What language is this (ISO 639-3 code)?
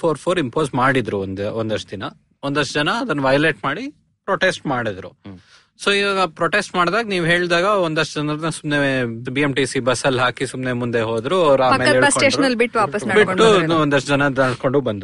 kan